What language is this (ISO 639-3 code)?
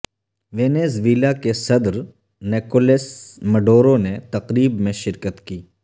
urd